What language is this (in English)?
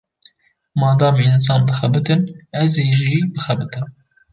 Kurdish